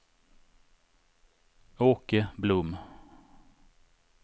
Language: Swedish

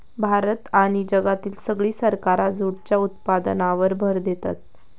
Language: Marathi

